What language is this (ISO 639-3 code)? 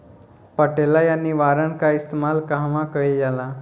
bho